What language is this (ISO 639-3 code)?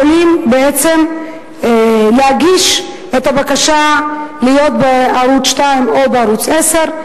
heb